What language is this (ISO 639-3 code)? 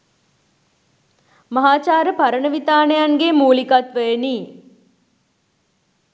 sin